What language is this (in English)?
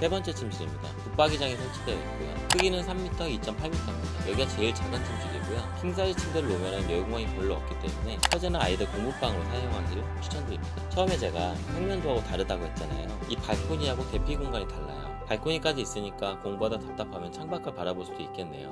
Korean